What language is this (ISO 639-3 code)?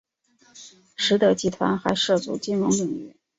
zho